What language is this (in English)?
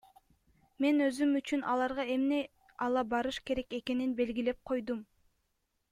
Kyrgyz